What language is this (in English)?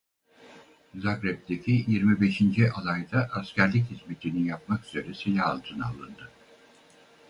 Turkish